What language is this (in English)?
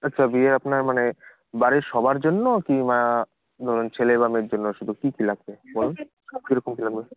Bangla